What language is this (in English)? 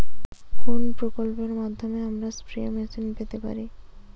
Bangla